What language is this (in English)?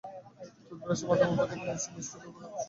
Bangla